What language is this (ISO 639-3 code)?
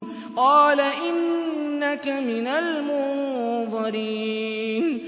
ara